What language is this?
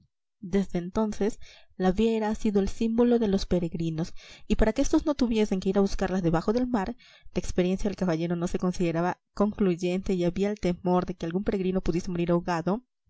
Spanish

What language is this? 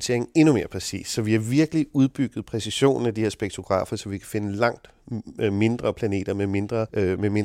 Danish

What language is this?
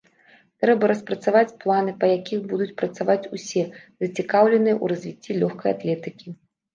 Belarusian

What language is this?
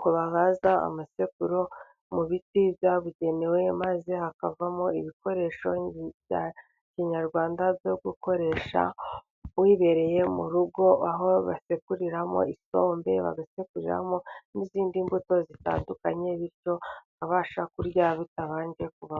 Kinyarwanda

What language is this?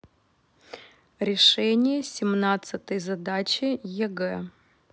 Russian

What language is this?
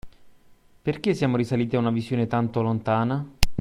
Italian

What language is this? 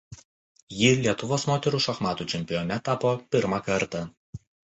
Lithuanian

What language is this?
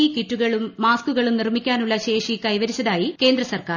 Malayalam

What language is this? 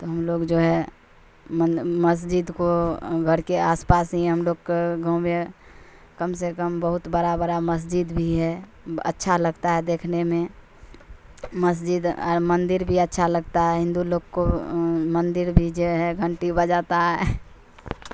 Urdu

